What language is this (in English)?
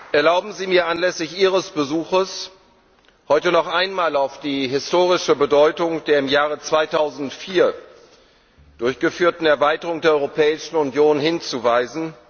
German